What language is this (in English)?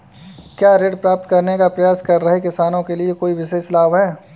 Hindi